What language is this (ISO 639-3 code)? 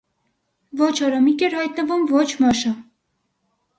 hye